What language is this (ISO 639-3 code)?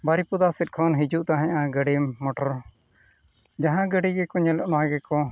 sat